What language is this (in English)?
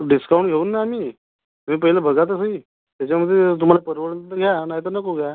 Marathi